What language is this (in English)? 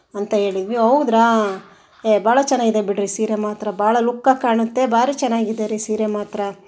Kannada